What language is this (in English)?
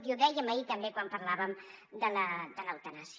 Catalan